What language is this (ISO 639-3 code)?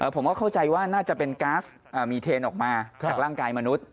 tha